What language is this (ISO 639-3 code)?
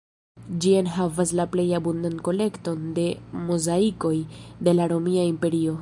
epo